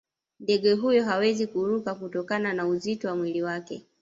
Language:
Swahili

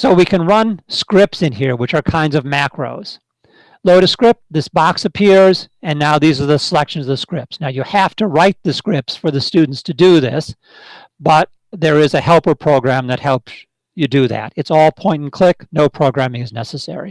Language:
English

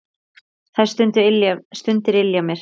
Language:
Icelandic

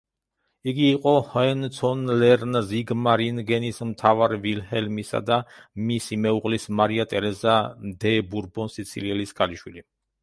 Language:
Georgian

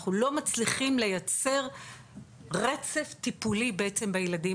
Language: Hebrew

